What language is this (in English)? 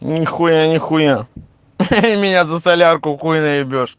Russian